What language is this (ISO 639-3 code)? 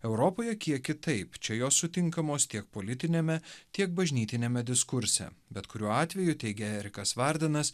lit